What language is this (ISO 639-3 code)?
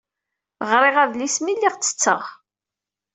kab